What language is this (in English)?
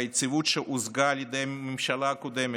Hebrew